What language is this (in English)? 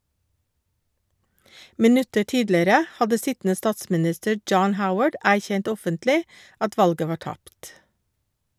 Norwegian